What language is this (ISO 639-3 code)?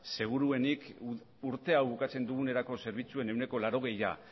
eus